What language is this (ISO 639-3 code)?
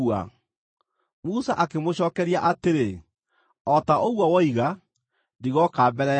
kik